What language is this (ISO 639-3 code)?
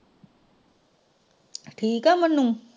pan